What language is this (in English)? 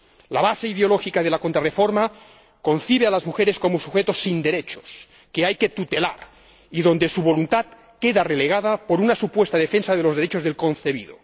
Spanish